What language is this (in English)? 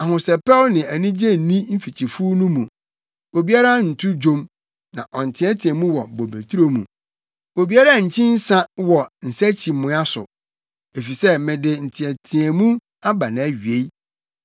Akan